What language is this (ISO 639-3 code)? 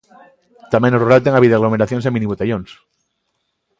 glg